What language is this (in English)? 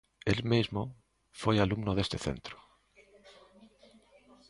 Galician